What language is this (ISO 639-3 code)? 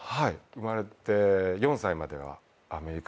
jpn